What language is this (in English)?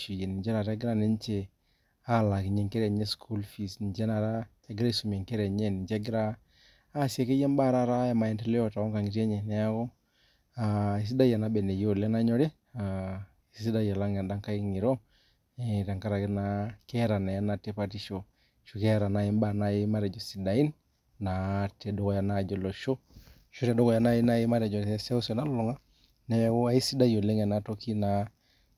Masai